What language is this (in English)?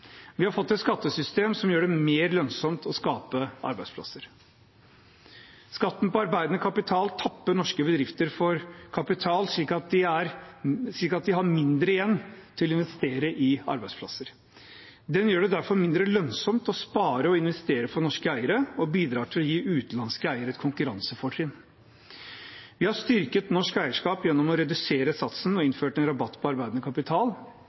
Norwegian Bokmål